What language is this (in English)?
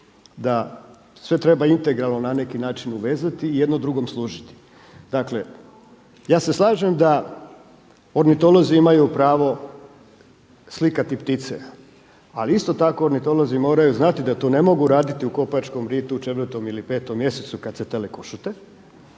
Croatian